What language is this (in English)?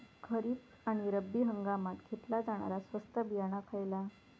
Marathi